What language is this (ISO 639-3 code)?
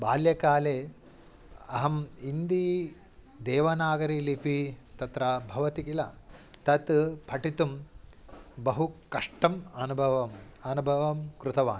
san